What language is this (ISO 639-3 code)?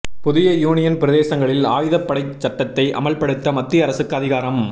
tam